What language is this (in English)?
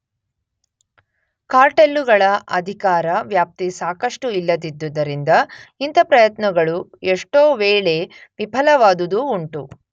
Kannada